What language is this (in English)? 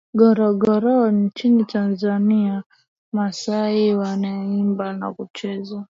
Swahili